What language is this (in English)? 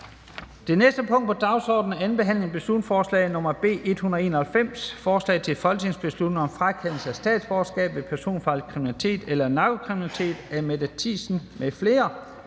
Danish